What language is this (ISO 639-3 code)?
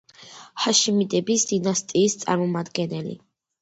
kat